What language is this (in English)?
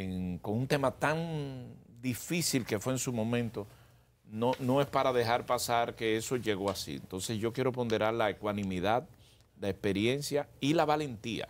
Spanish